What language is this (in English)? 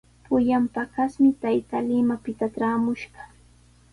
Sihuas Ancash Quechua